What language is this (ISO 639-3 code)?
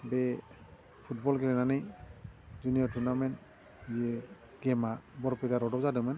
brx